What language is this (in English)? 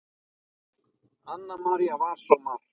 Icelandic